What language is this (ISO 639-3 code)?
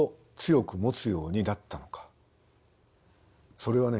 jpn